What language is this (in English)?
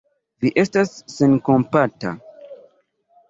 Esperanto